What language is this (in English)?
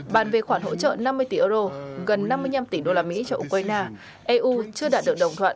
Vietnamese